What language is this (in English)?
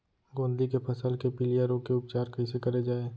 Chhattisgarhi